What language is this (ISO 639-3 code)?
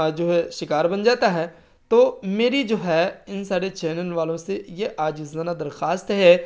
urd